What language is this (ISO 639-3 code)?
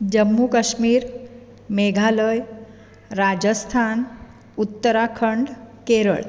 kok